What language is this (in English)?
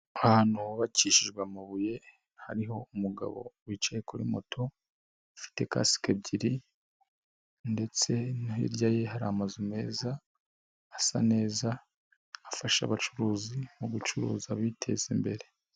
Kinyarwanda